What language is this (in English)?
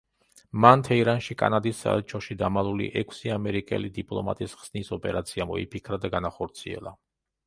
Georgian